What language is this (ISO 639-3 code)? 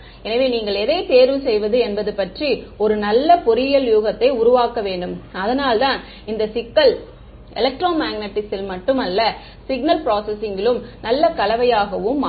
tam